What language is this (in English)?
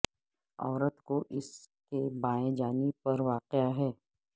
Urdu